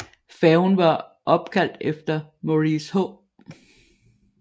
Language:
Danish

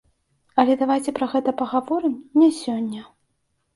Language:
Belarusian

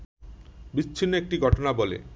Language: Bangla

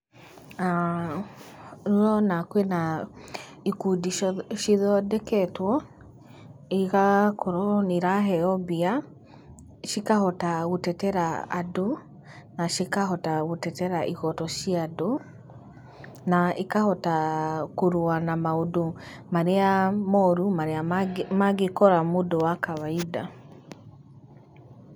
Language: Kikuyu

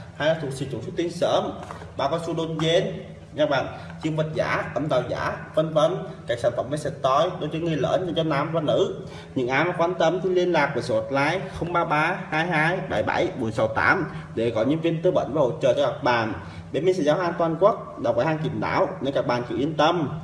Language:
Vietnamese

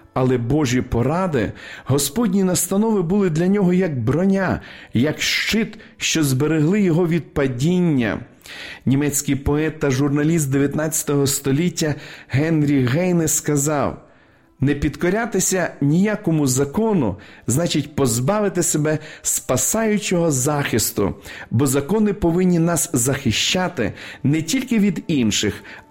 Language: Ukrainian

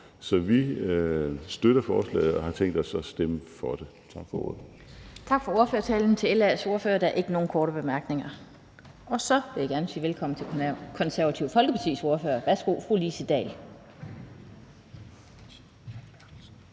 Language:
Danish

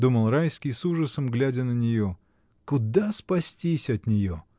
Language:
Russian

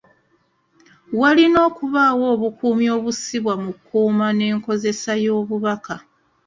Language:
Ganda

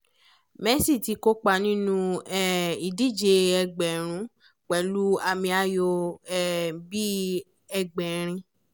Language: Yoruba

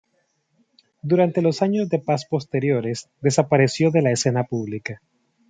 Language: Spanish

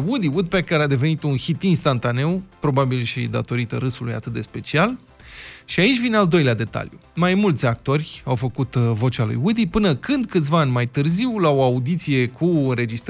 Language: Romanian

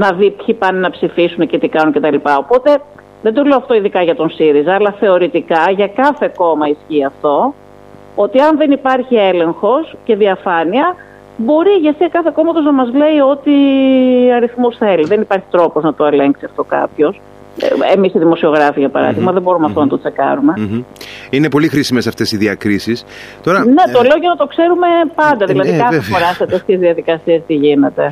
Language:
Greek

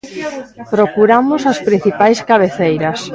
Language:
Galician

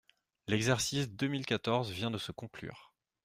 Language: French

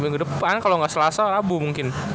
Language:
Indonesian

